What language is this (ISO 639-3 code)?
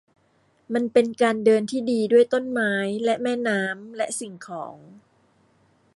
tha